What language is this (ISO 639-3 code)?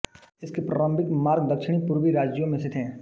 hin